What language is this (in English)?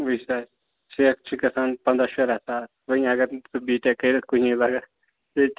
Kashmiri